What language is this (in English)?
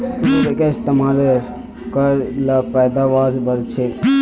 Magahi